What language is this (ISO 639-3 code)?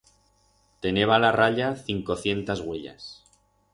arg